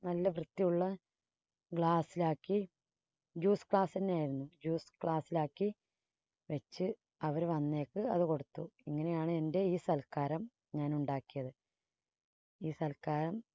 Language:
Malayalam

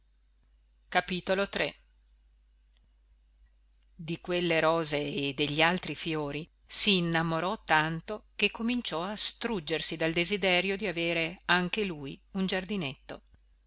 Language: Italian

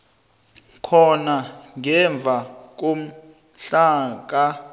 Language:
South Ndebele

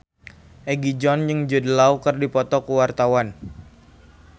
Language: Sundanese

